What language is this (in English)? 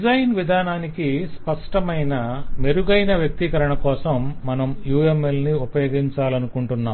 Telugu